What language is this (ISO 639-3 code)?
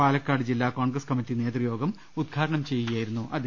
mal